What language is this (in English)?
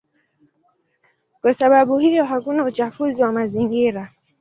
Swahili